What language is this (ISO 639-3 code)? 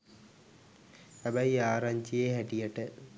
sin